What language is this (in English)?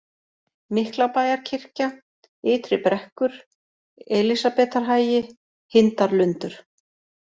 Icelandic